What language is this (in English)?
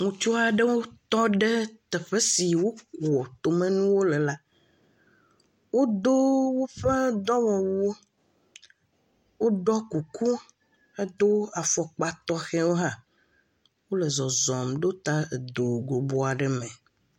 Ewe